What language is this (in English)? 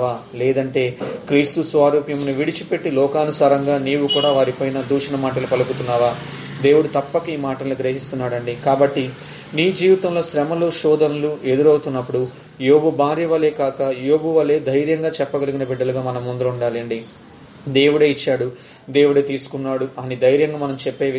Telugu